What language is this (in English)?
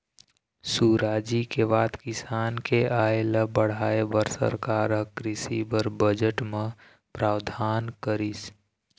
Chhattisgarhi